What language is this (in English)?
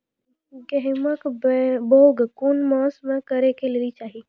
Maithili